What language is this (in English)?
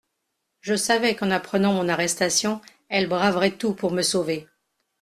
French